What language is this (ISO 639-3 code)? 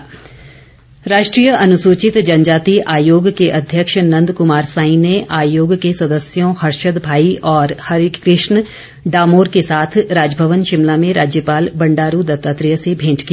hin